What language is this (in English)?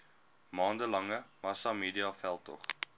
Afrikaans